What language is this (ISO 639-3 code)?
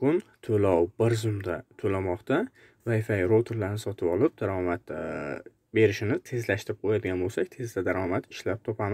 tur